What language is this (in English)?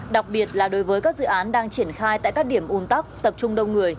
Vietnamese